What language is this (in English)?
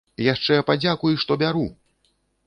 Belarusian